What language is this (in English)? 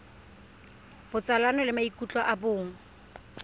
Tswana